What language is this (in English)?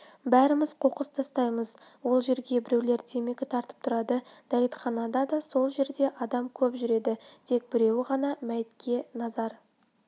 Kazakh